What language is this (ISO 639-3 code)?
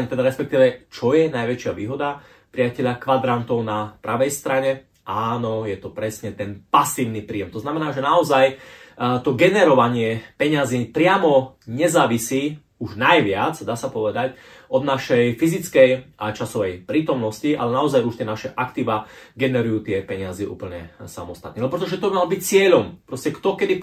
slk